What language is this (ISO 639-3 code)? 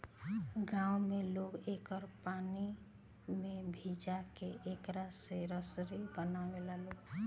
bho